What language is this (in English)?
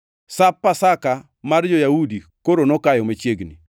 Luo (Kenya and Tanzania)